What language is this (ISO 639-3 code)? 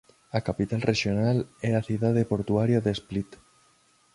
glg